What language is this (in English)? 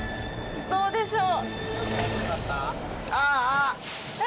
Japanese